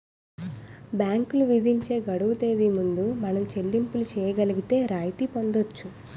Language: Telugu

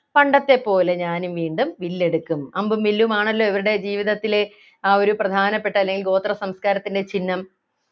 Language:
Malayalam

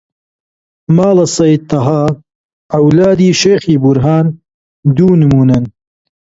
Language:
Central Kurdish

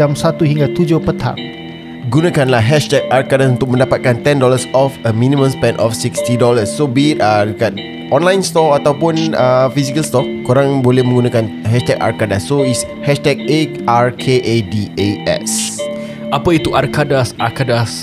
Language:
Malay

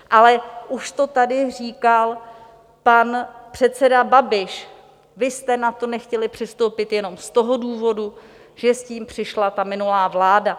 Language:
Czech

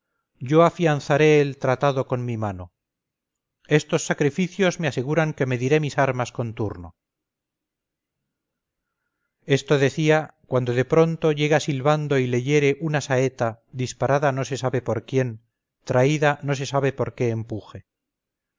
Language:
Spanish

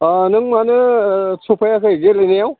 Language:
Bodo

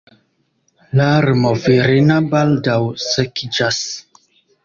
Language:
Esperanto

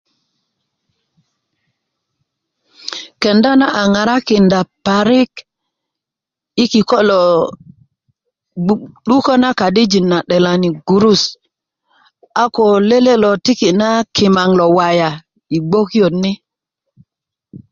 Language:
Kuku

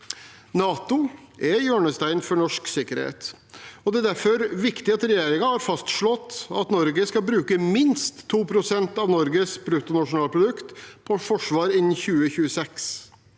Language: Norwegian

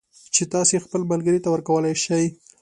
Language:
Pashto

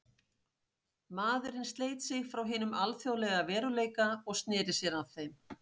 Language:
Icelandic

